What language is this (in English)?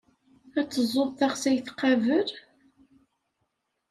Kabyle